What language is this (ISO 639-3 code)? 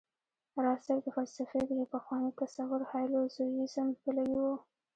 pus